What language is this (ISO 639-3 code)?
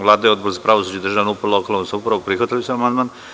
srp